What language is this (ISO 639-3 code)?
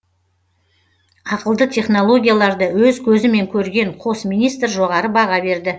kaz